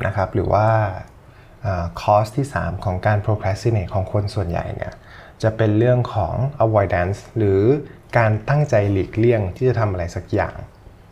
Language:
Thai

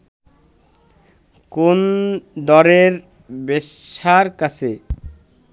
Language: Bangla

